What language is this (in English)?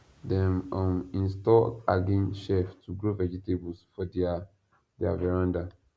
Nigerian Pidgin